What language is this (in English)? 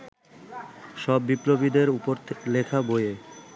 Bangla